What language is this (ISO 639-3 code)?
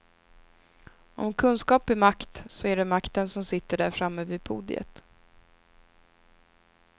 swe